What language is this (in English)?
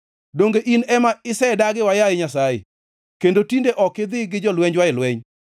Luo (Kenya and Tanzania)